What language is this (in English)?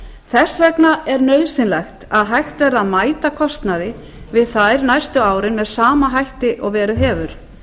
Icelandic